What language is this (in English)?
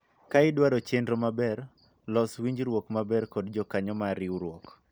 Luo (Kenya and Tanzania)